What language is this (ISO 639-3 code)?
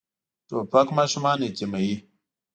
pus